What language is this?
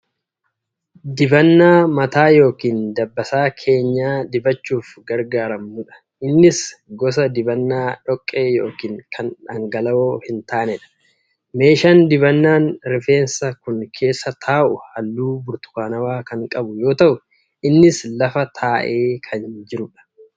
Oromo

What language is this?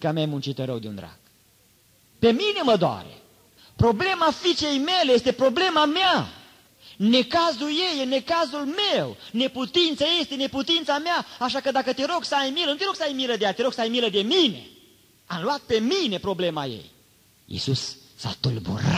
Romanian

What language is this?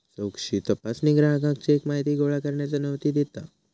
Marathi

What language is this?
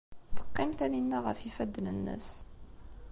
Kabyle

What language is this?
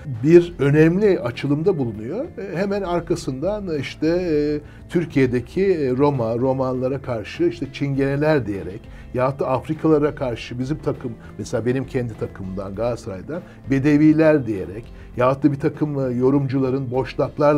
Turkish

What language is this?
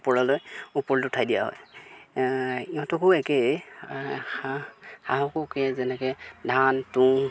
Assamese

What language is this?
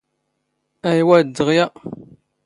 Standard Moroccan Tamazight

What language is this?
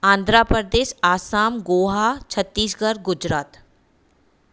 Sindhi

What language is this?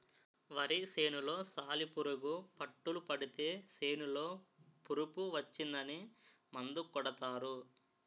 Telugu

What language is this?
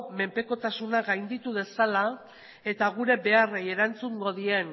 Basque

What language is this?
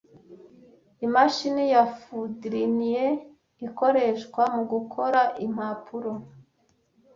Kinyarwanda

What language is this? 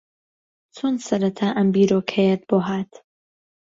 Central Kurdish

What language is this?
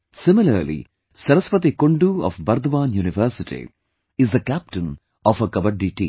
English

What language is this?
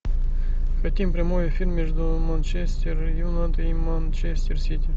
Russian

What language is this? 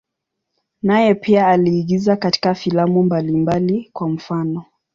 Swahili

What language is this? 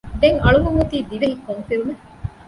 Divehi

